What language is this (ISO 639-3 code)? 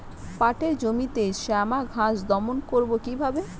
ben